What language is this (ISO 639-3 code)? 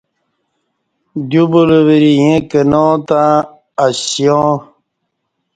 bsh